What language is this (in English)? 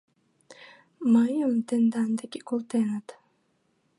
Mari